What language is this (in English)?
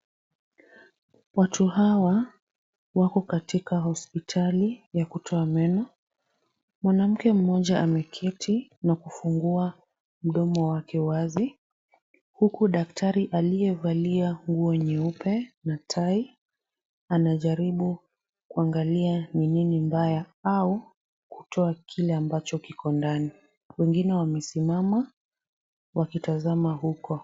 Swahili